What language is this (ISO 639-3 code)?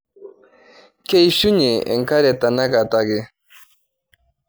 mas